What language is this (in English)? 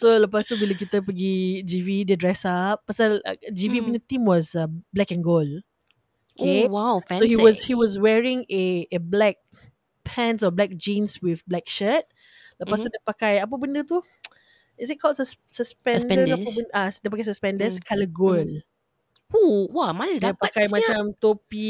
Malay